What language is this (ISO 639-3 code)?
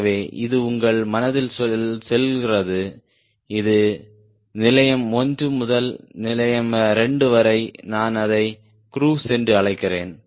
tam